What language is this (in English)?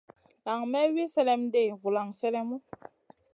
Masana